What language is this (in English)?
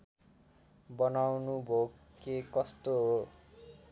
Nepali